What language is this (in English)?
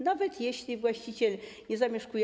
Polish